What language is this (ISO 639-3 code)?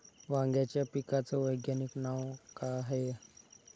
mar